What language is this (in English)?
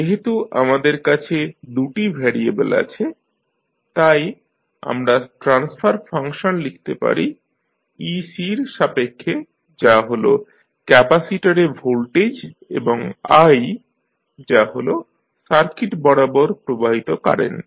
Bangla